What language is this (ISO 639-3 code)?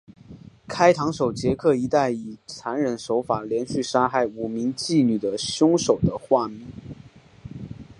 zho